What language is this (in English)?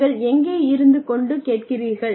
Tamil